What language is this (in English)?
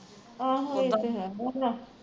Punjabi